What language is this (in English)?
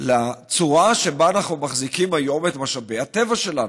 Hebrew